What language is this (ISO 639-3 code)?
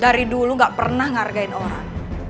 ind